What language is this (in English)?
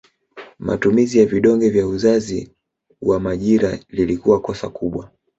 Swahili